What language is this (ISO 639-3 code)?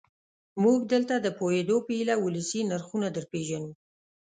pus